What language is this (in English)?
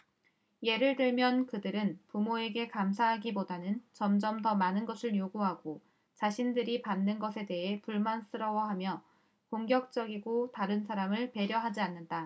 Korean